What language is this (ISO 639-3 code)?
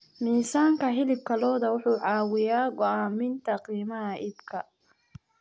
som